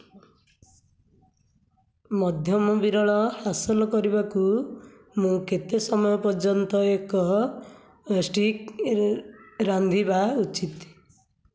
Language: Odia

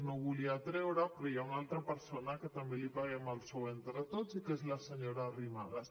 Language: Catalan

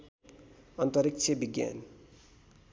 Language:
Nepali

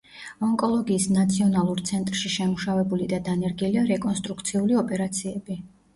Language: Georgian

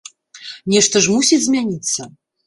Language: Belarusian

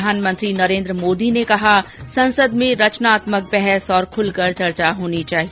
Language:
Hindi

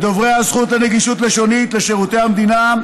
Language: Hebrew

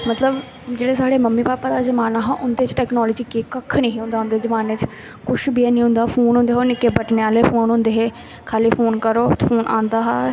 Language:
Dogri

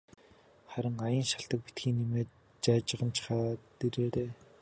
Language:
Mongolian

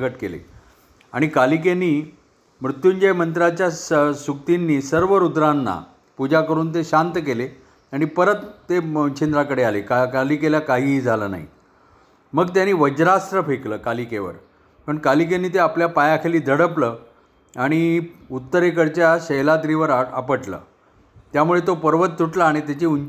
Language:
Marathi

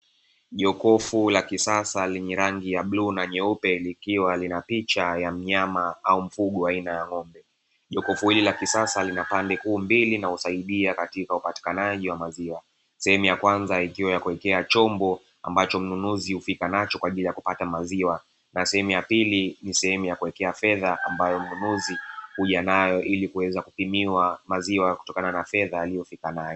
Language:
Swahili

